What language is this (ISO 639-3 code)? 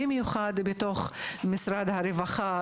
heb